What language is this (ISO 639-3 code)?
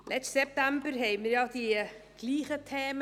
gsw